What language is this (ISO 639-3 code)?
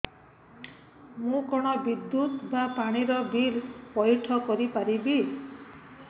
ori